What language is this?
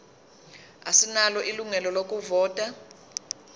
Zulu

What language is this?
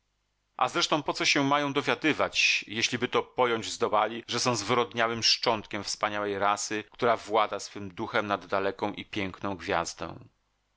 Polish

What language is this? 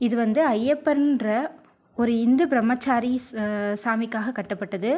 Tamil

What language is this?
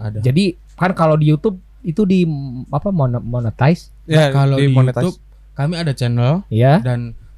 Indonesian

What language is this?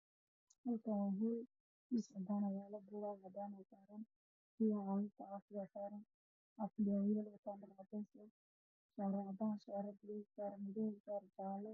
Somali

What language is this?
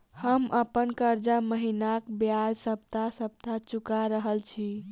Maithili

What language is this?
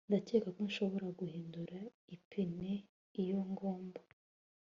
Kinyarwanda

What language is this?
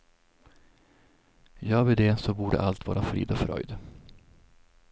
Swedish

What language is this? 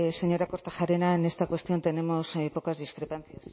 Spanish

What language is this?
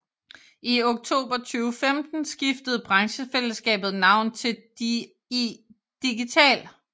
Danish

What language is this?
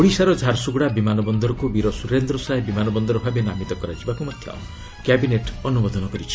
Odia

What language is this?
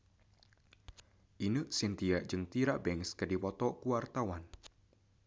Sundanese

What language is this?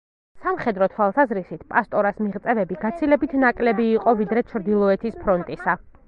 Georgian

